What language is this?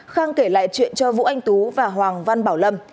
Vietnamese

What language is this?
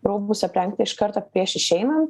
Lithuanian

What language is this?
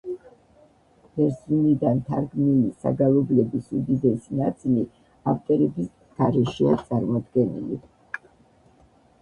Georgian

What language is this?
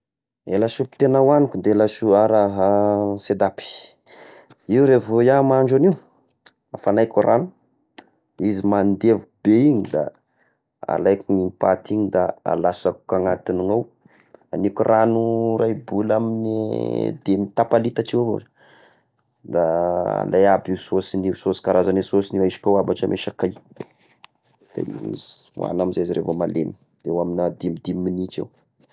Tesaka Malagasy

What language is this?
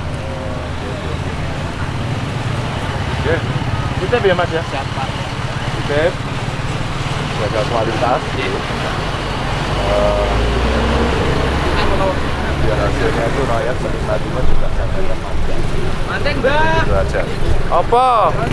Indonesian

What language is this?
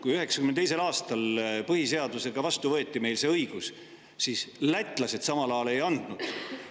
Estonian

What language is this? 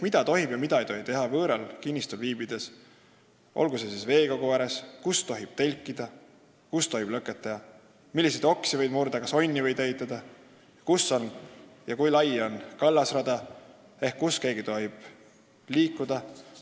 Estonian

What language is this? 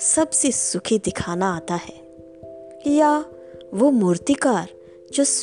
Hindi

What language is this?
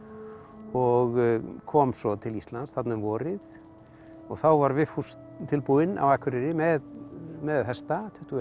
Icelandic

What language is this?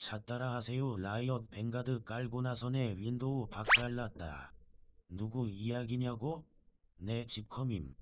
Korean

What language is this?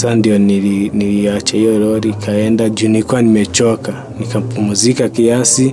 Indonesian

